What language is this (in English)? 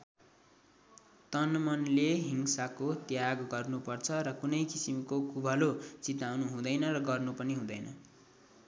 Nepali